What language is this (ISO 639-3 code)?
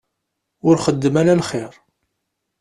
kab